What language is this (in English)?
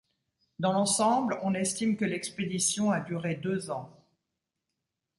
French